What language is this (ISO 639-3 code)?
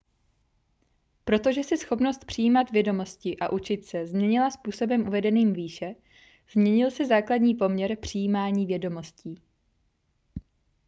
ces